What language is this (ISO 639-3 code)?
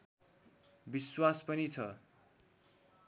nep